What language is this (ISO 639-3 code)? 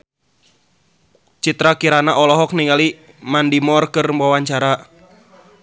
sun